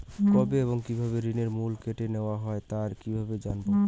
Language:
Bangla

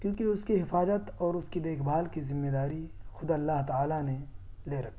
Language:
Urdu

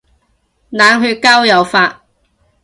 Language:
Cantonese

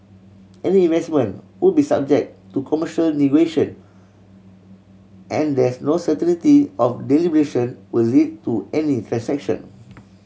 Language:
English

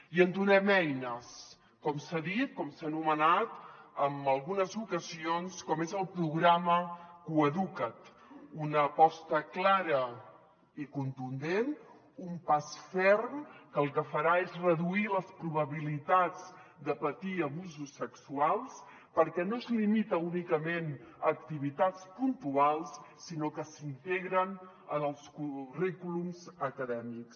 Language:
Catalan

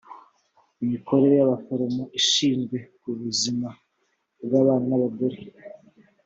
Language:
Kinyarwanda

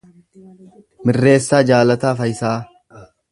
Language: Oromo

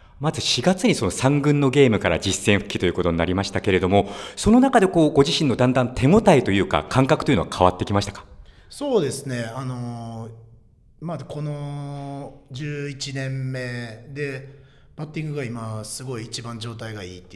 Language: Japanese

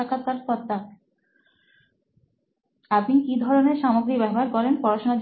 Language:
Bangla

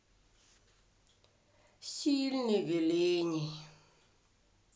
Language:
Russian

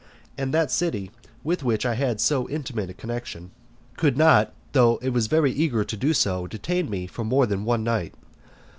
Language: English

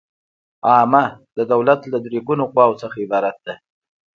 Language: Pashto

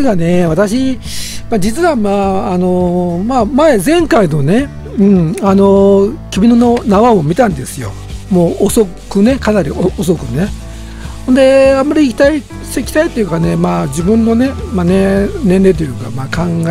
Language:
Japanese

